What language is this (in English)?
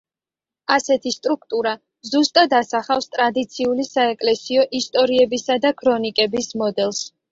Georgian